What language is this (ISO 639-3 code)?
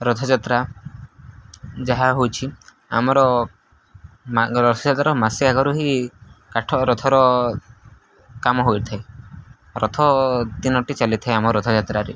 ori